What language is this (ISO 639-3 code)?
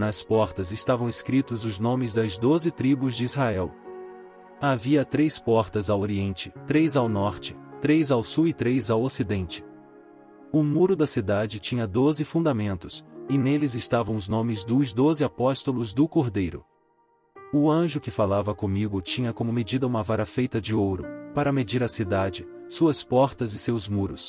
por